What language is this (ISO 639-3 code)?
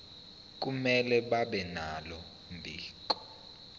zul